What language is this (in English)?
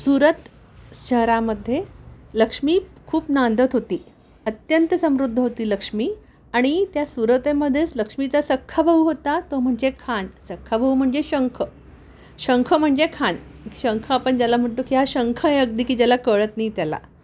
Sanskrit